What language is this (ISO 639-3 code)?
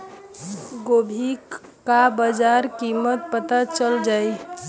bho